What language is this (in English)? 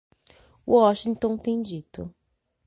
Portuguese